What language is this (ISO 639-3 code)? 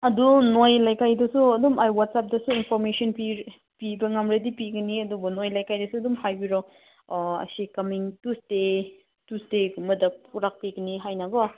mni